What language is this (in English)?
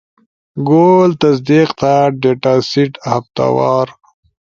Ushojo